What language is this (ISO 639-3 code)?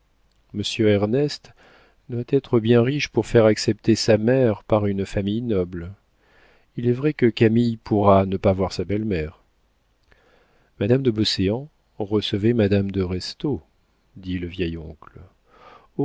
fra